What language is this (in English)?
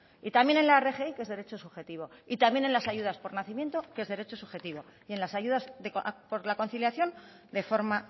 Spanish